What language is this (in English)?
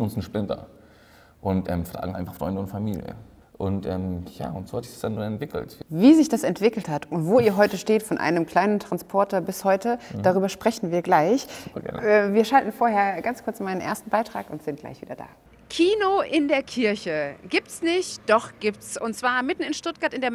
German